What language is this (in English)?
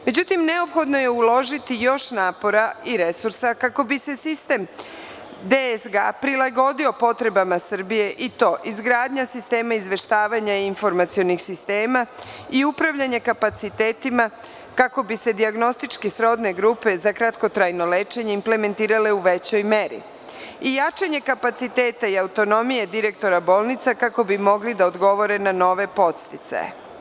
Serbian